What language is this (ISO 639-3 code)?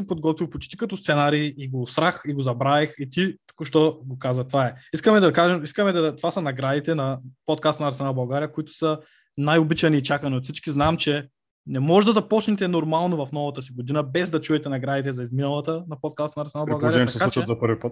bul